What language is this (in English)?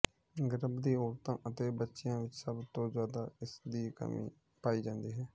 Punjabi